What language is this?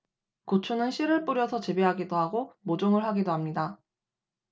Korean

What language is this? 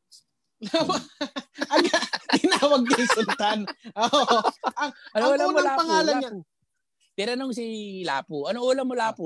Filipino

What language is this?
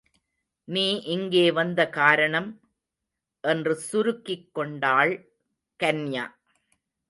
Tamil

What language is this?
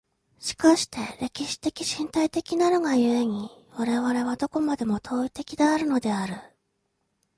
Japanese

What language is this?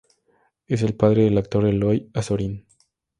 Spanish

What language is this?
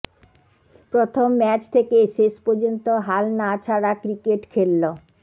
Bangla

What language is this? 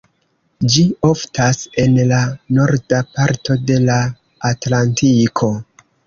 Esperanto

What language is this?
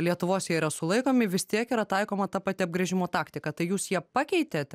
Lithuanian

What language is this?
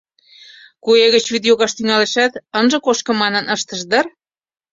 Mari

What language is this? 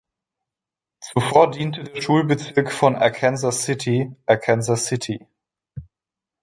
German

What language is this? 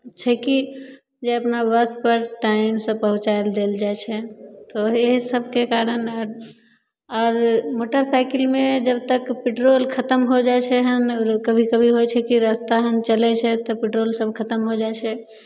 Maithili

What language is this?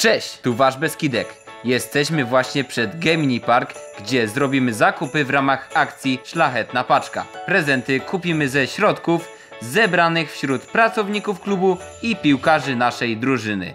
Polish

